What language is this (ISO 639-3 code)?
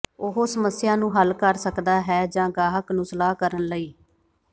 pan